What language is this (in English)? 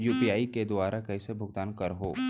Chhattisgarhi